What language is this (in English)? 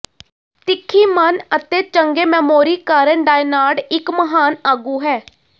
Punjabi